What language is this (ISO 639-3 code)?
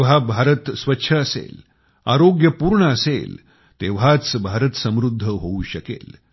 mar